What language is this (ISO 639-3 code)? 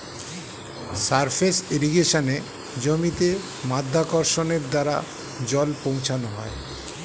ben